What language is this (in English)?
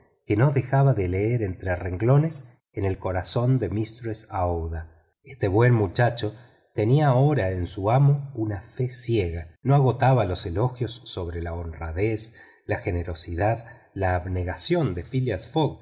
Spanish